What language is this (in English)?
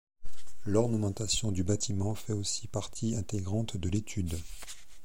French